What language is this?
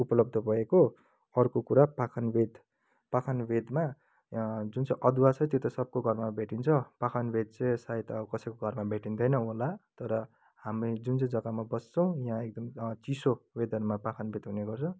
Nepali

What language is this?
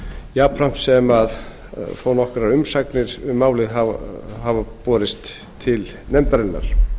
Icelandic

